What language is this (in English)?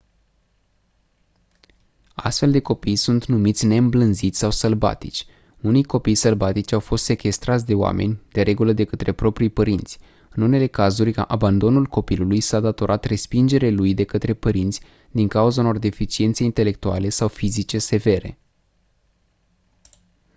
Romanian